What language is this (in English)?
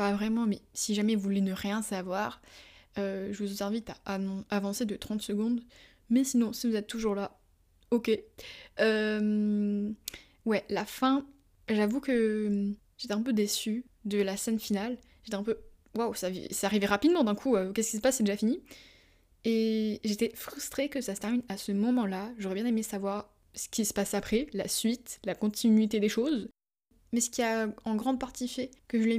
French